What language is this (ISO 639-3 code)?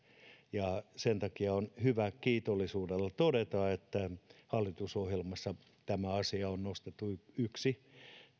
fin